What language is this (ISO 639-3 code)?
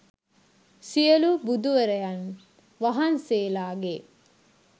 sin